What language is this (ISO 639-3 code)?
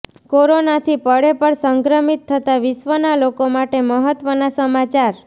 guj